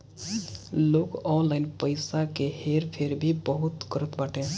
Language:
Bhojpuri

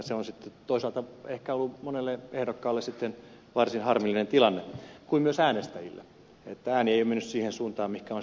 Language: Finnish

